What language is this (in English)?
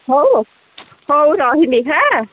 Odia